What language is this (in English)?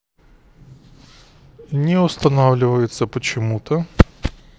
Russian